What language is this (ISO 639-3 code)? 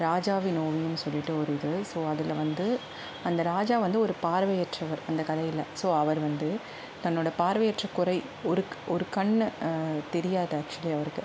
tam